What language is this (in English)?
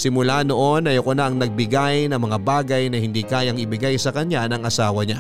Filipino